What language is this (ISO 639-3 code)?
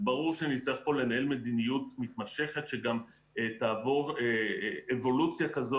heb